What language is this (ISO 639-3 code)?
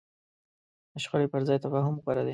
pus